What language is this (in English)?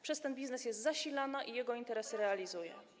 Polish